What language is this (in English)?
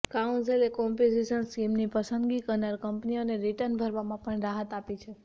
Gujarati